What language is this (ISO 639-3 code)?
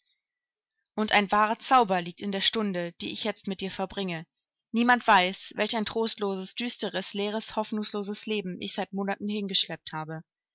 deu